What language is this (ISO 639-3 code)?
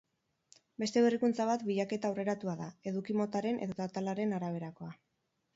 eus